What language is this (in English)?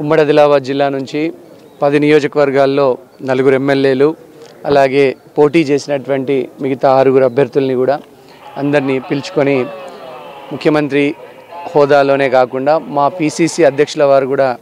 Telugu